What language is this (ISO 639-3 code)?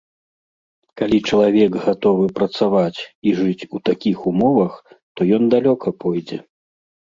bel